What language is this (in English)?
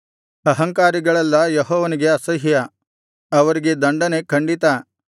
Kannada